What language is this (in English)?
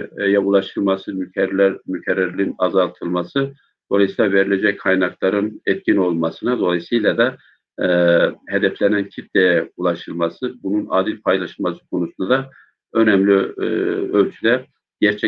Turkish